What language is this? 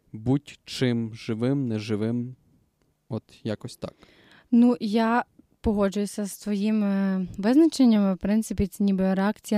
Ukrainian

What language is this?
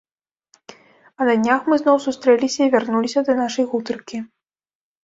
Belarusian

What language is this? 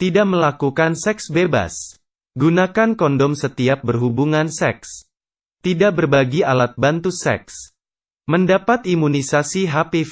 Indonesian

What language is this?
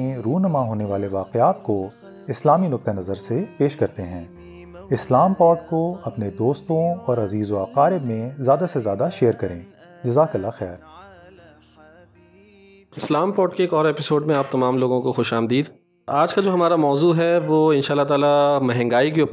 Urdu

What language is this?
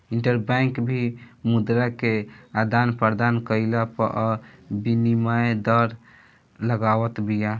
Bhojpuri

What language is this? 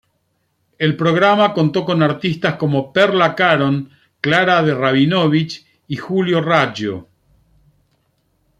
Spanish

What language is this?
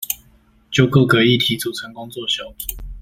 Chinese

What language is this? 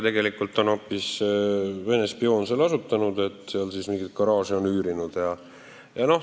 Estonian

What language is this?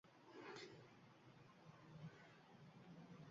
Uzbek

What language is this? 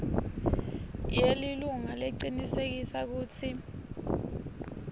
Swati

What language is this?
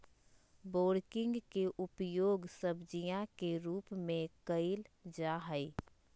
Magahi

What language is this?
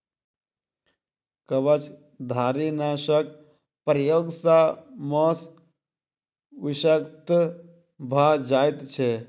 Maithili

